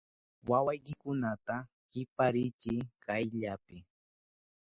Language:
Southern Pastaza Quechua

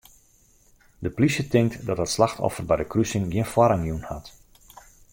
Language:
Western Frisian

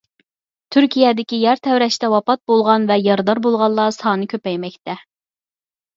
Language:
Uyghur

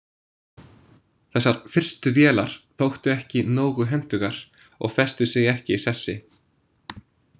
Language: Icelandic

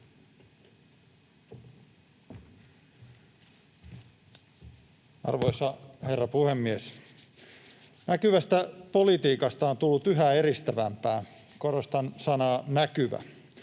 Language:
Finnish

